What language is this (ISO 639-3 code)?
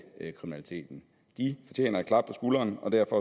dan